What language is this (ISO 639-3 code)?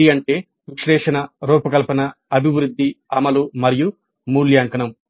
tel